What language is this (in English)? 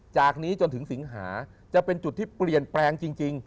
Thai